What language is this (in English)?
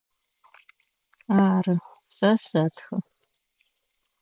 Adyghe